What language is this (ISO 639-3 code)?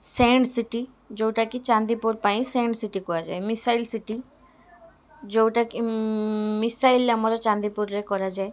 ori